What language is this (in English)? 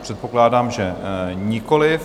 Czech